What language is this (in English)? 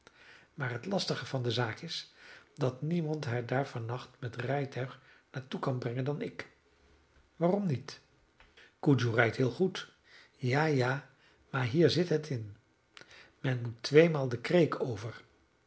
Dutch